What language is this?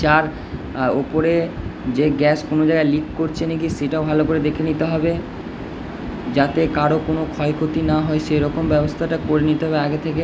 Bangla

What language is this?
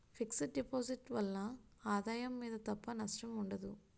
Telugu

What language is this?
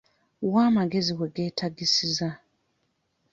Ganda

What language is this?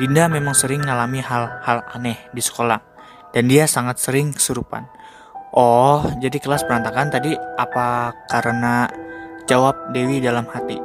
Indonesian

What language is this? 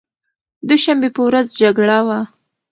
Pashto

